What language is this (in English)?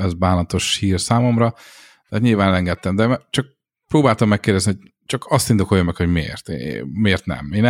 Hungarian